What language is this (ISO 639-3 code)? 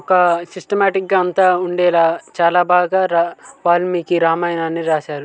tel